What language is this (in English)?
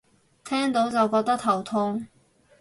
Cantonese